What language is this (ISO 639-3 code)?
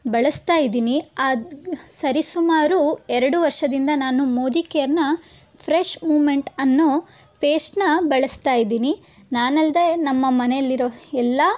kan